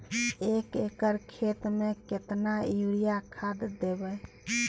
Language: Maithili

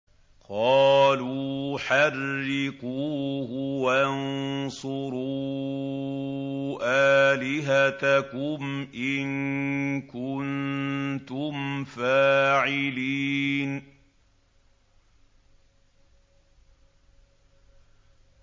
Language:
Arabic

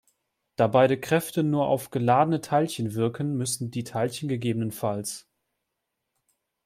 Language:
German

